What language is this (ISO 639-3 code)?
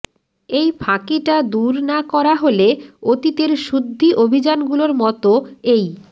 ben